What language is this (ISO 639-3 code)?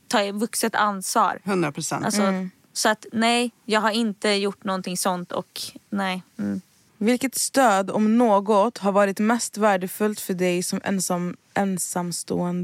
swe